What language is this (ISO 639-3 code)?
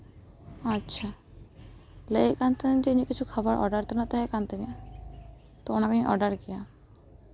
sat